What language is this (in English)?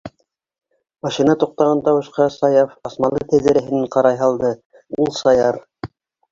Bashkir